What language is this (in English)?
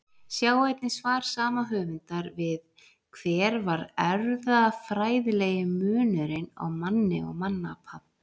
Icelandic